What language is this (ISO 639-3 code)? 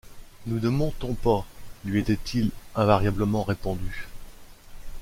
fra